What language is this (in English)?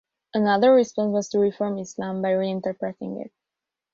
English